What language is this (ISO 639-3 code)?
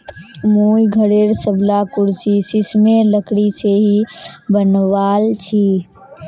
mag